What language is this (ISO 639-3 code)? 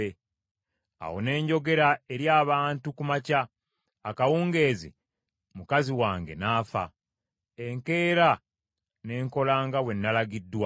lug